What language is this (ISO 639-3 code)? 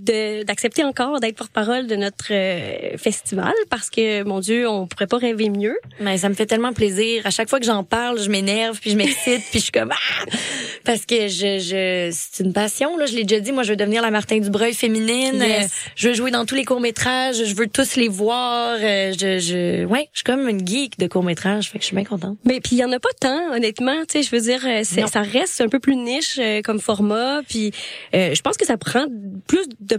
fra